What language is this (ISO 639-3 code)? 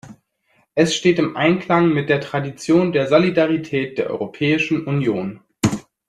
deu